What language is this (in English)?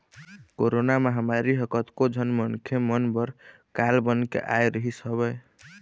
Chhattisgarhi